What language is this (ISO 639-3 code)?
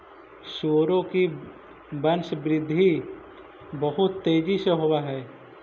mag